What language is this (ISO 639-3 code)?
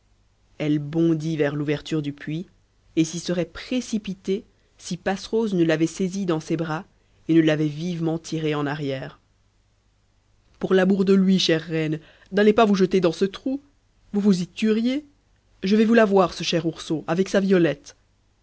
fra